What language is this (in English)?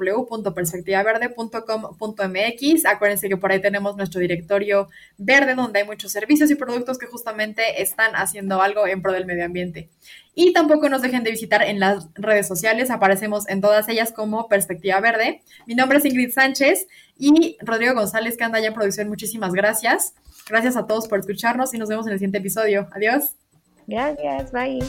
Spanish